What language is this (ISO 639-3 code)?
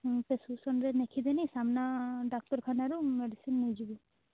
ori